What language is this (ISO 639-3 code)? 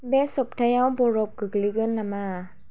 brx